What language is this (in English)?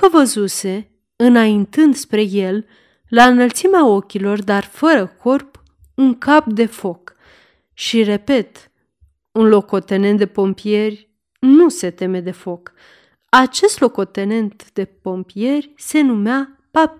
Romanian